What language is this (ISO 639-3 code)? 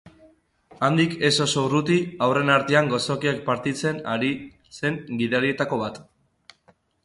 eus